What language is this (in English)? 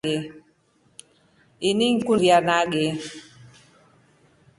Rombo